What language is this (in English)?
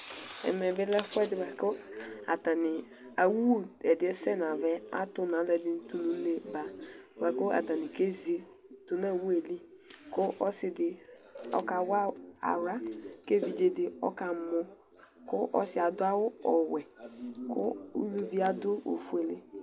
Ikposo